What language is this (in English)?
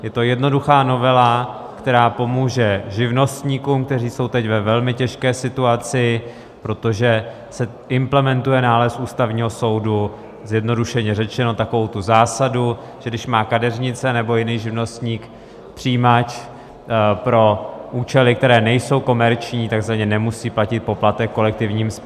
Czech